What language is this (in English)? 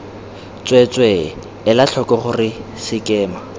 Tswana